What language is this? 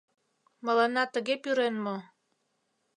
Mari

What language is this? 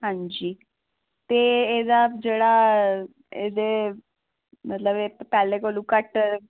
Dogri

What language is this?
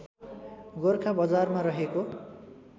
Nepali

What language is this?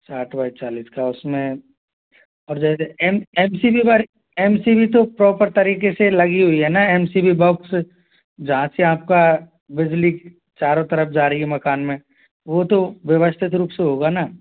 Hindi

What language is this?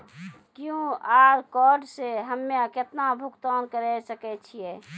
Maithili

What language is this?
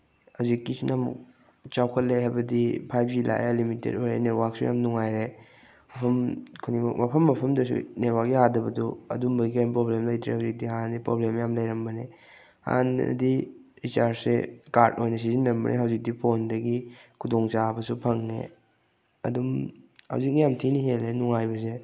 Manipuri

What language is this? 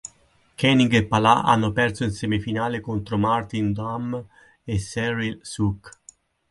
Italian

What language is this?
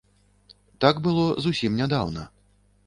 Belarusian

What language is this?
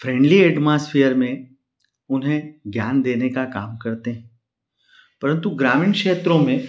Hindi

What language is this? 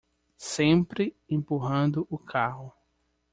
Portuguese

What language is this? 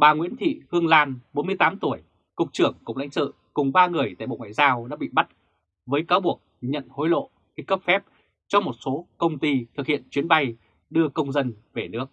Vietnamese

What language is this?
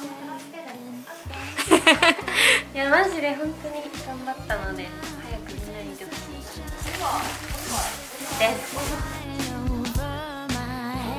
Japanese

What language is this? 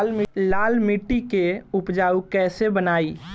Bhojpuri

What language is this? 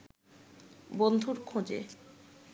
Bangla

